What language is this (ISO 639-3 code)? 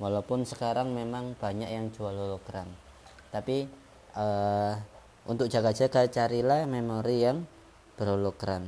ind